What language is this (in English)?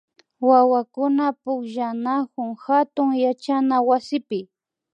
Imbabura Highland Quichua